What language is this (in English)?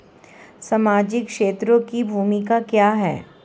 Hindi